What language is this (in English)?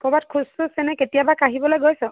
Assamese